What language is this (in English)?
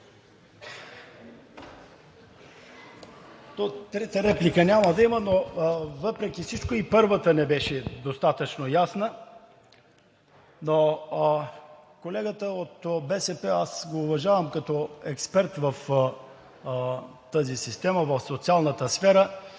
Bulgarian